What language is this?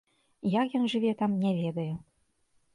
Belarusian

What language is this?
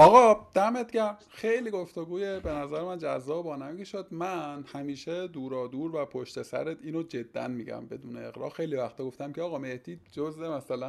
Persian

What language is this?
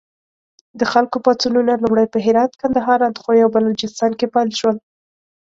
Pashto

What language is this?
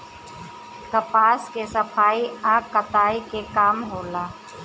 Bhojpuri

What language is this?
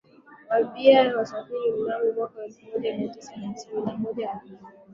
Swahili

